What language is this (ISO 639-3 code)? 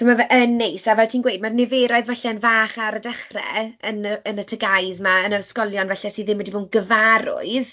cym